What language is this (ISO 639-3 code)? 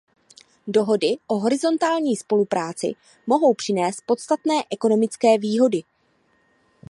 ces